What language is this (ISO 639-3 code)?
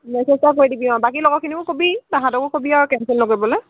asm